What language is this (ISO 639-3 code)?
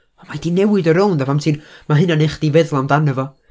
cym